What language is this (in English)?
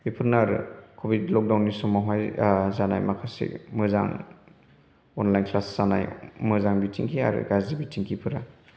Bodo